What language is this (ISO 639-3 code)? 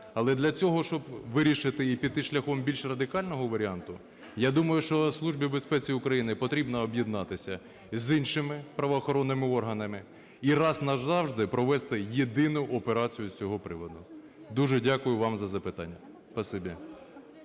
ukr